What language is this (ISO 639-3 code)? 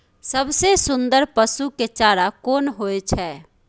mai